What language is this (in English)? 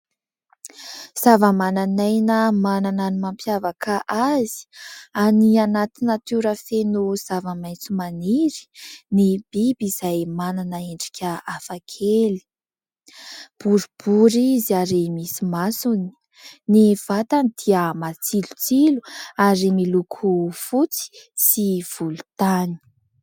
Malagasy